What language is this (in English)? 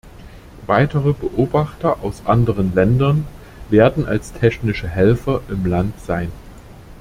German